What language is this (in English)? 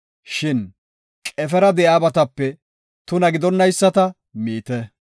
Gofa